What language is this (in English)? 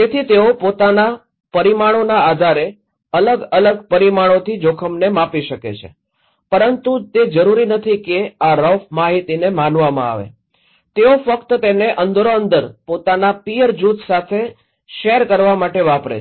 Gujarati